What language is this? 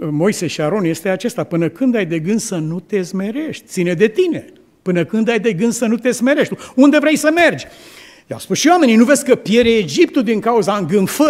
Romanian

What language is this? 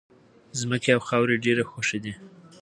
Pashto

